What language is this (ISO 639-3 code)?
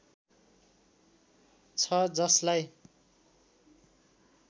nep